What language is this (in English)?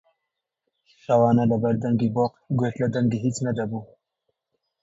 Central Kurdish